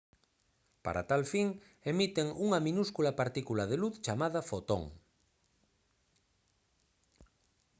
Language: Galician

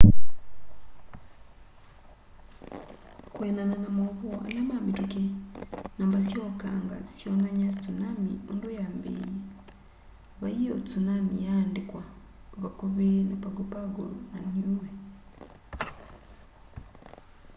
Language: Kamba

